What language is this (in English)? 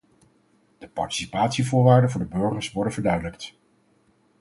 Dutch